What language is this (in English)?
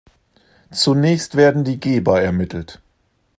German